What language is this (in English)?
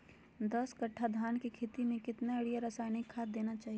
Magahi